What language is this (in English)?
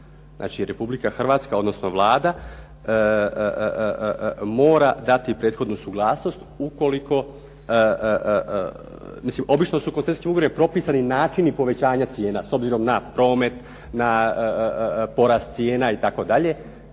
Croatian